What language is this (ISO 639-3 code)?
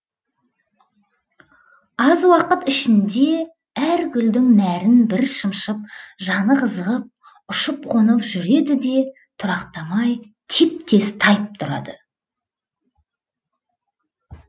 kaz